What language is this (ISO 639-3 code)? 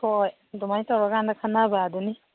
mni